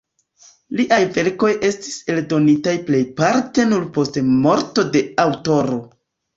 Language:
Esperanto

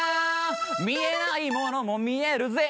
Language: Japanese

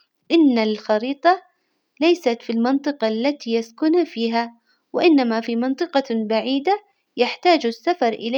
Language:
Hijazi Arabic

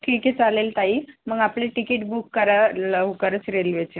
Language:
Marathi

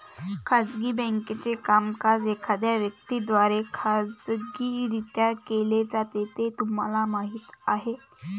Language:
Marathi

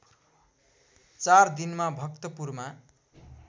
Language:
Nepali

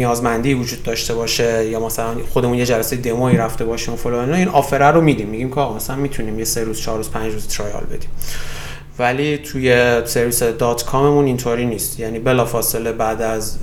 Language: Persian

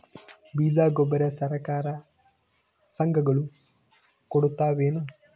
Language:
Kannada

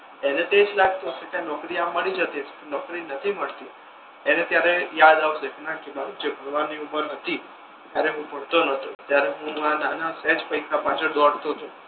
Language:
Gujarati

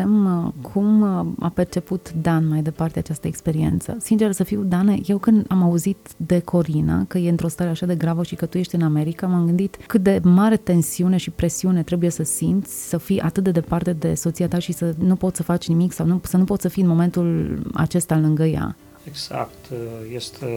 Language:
Romanian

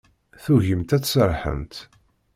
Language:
Kabyle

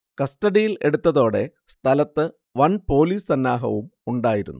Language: Malayalam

